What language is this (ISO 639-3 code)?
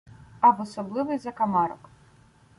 ukr